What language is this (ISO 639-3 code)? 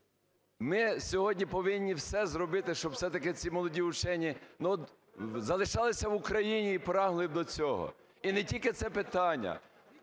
ukr